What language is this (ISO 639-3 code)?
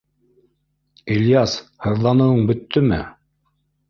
bak